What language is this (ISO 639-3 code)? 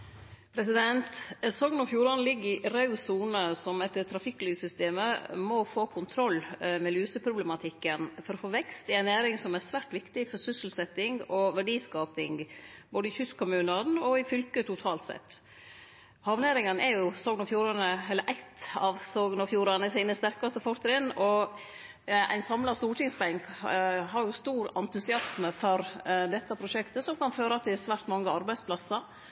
nno